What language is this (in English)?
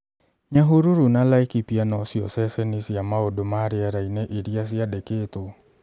Kikuyu